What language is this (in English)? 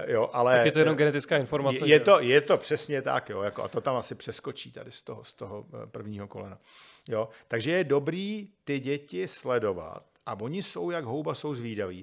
Czech